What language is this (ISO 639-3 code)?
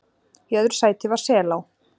isl